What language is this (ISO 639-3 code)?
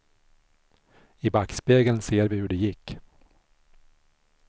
swe